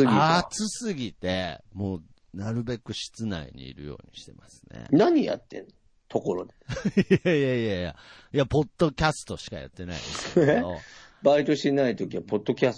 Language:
Japanese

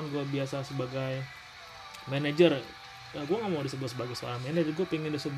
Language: Indonesian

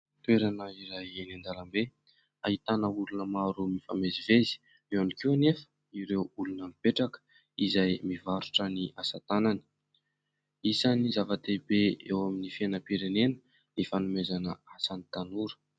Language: Malagasy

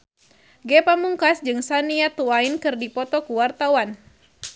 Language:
Sundanese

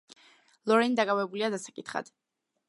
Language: Georgian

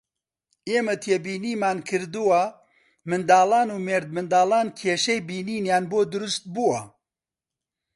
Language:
Central Kurdish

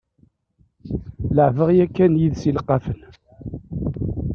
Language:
Kabyle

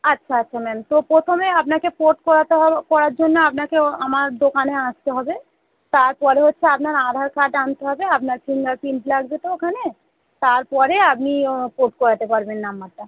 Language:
Bangla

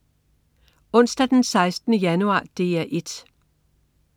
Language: Danish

